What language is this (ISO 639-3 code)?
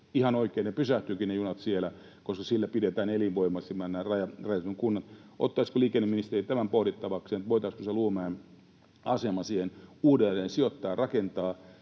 fin